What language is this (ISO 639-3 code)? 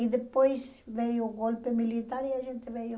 por